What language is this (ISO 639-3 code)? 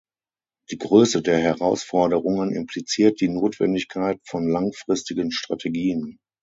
deu